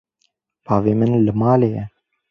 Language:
Kurdish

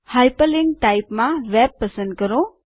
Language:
Gujarati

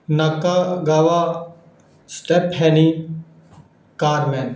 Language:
Punjabi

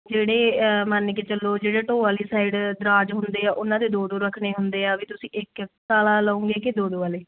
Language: Punjabi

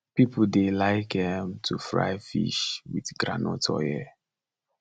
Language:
Nigerian Pidgin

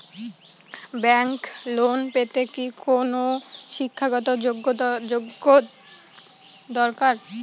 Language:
Bangla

